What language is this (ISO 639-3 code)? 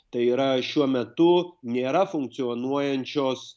lit